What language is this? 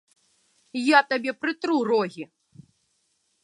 Belarusian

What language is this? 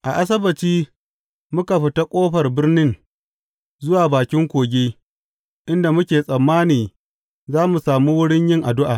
Hausa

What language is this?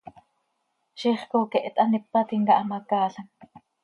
Seri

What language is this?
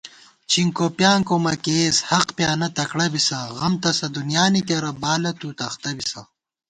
Gawar-Bati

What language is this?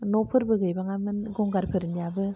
Bodo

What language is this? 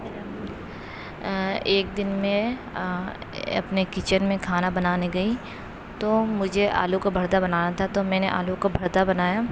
Urdu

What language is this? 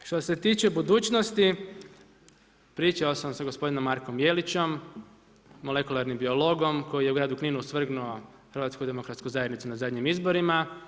Croatian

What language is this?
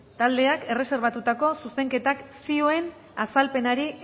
Basque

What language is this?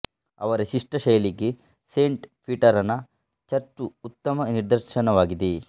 Kannada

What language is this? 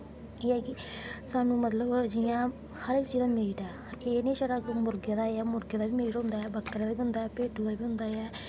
Dogri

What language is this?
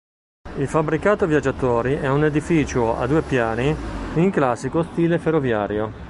Italian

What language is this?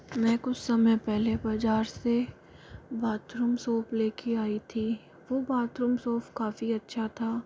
Hindi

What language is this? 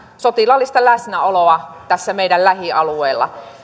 Finnish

